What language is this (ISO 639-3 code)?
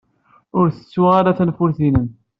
kab